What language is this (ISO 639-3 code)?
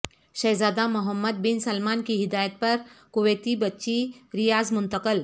urd